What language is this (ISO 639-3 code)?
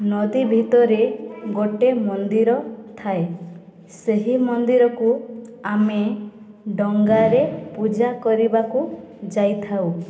ori